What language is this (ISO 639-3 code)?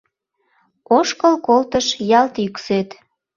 chm